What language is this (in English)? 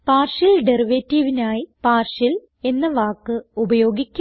Malayalam